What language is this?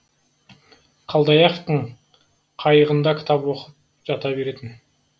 Kazakh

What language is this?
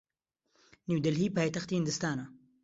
Central Kurdish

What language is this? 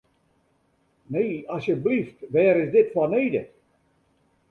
Western Frisian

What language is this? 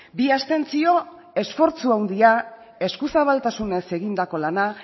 Basque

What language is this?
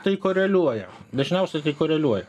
Lithuanian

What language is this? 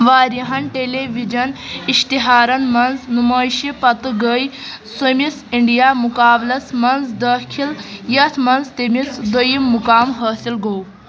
Kashmiri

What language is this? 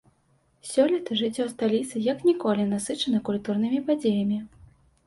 Belarusian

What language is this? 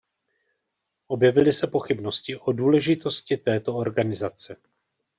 Czech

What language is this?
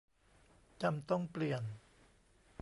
Thai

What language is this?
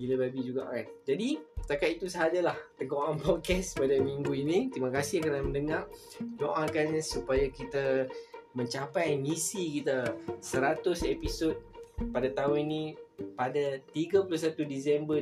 Malay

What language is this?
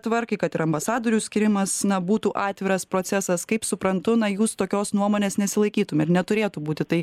Lithuanian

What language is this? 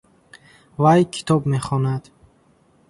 Tajik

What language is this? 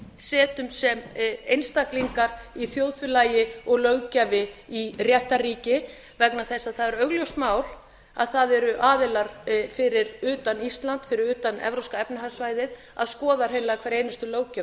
Icelandic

